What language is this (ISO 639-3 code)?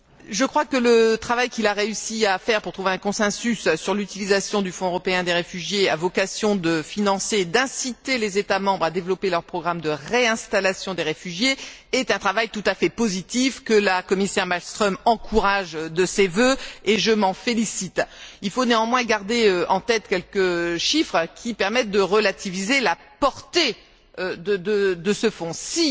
fra